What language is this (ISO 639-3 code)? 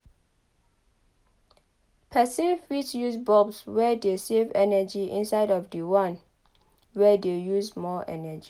pcm